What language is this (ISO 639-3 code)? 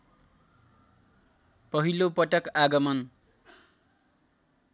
nep